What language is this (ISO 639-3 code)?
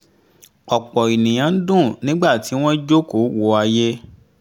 yor